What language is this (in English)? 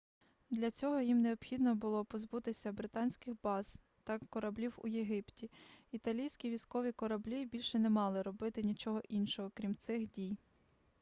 Ukrainian